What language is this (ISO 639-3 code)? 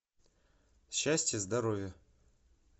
rus